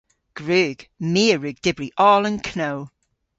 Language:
Cornish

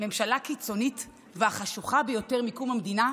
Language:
Hebrew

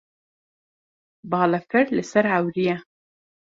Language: Kurdish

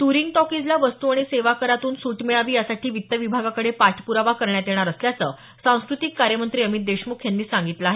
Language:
Marathi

